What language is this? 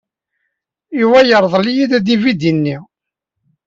Kabyle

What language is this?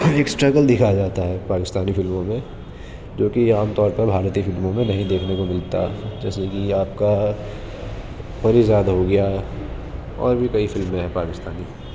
Urdu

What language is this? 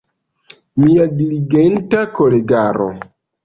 Esperanto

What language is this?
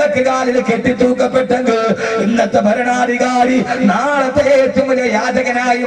Arabic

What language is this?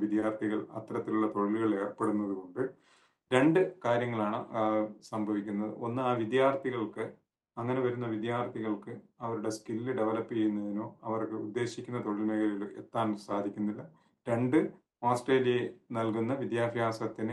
Malayalam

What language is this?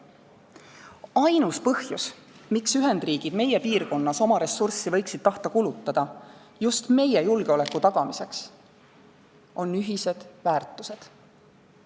Estonian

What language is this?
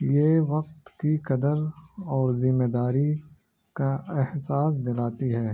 Urdu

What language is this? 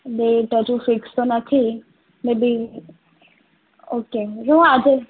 Gujarati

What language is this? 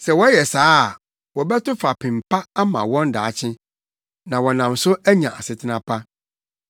Akan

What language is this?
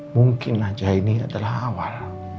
Indonesian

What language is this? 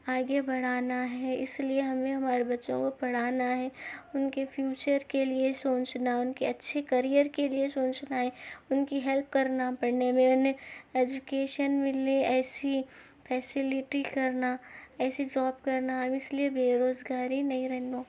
Urdu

